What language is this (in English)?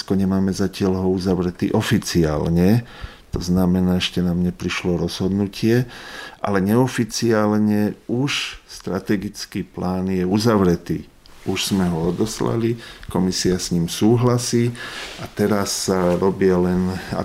Slovak